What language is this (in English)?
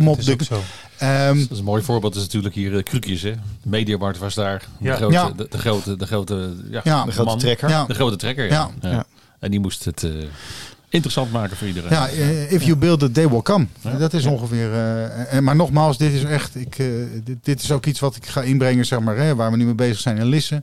Dutch